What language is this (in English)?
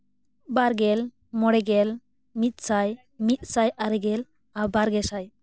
Santali